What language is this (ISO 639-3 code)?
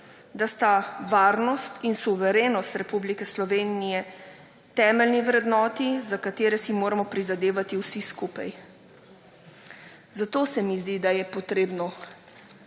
slv